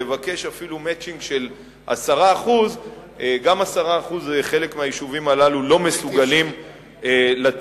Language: Hebrew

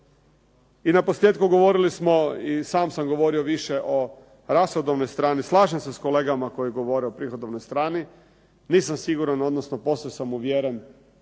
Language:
Croatian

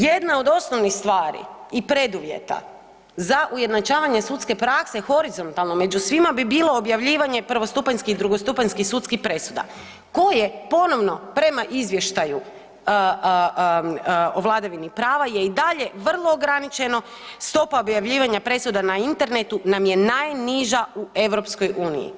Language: Croatian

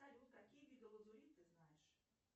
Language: Russian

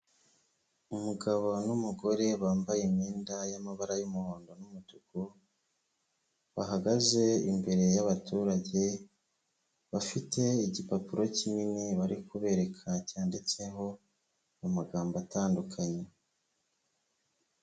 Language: Kinyarwanda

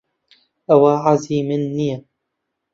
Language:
Central Kurdish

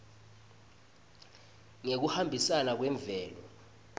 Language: Swati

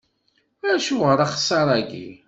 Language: Kabyle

